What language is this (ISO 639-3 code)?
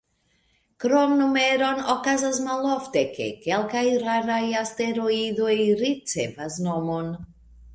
epo